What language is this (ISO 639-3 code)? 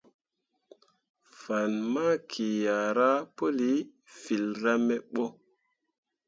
mua